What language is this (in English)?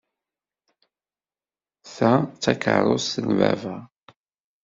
Kabyle